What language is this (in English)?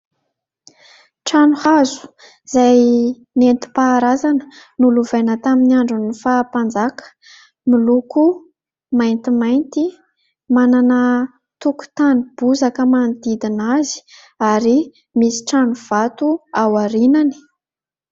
Malagasy